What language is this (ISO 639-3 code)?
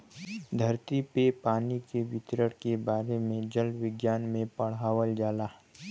bho